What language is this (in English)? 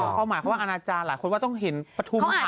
Thai